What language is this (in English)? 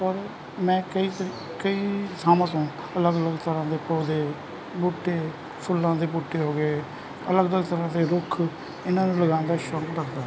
Punjabi